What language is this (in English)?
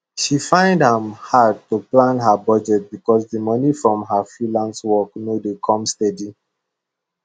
Nigerian Pidgin